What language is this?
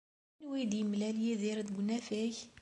Kabyle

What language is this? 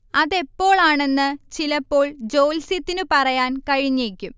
Malayalam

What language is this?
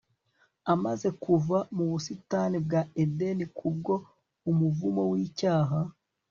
Kinyarwanda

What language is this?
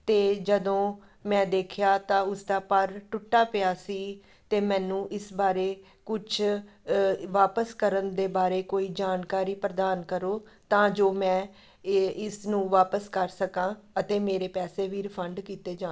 Punjabi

